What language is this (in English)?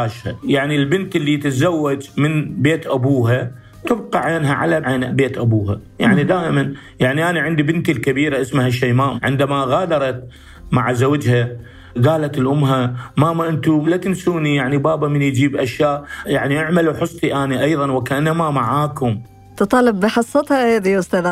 Arabic